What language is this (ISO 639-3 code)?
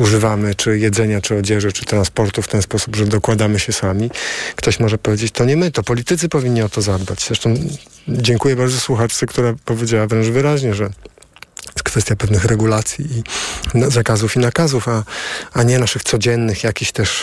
pol